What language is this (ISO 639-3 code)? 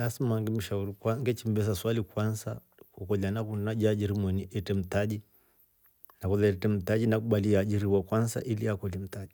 rof